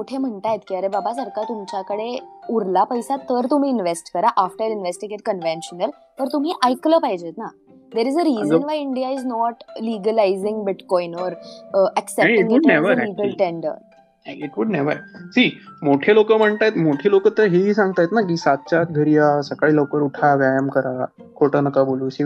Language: Marathi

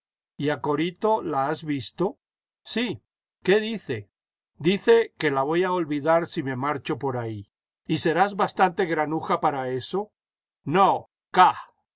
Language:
Spanish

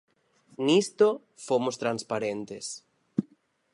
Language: Galician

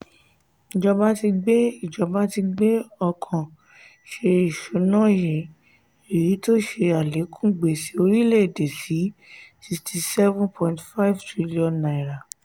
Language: Yoruba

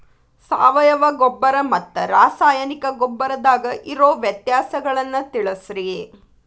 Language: Kannada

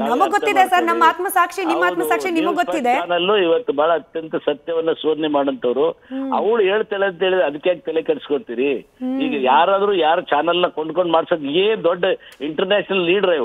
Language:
Romanian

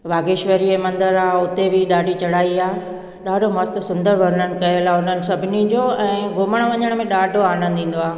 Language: Sindhi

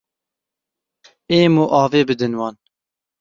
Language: Kurdish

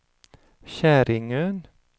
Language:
Swedish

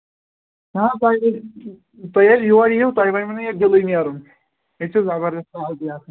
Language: Kashmiri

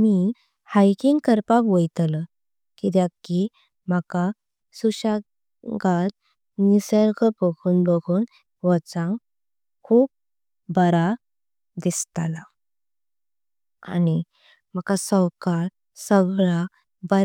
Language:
Konkani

